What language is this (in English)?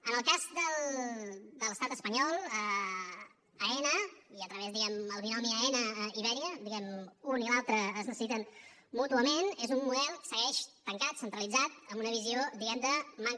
Catalan